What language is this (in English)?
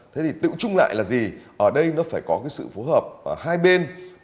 Vietnamese